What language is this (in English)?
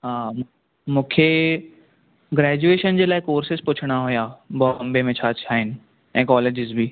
Sindhi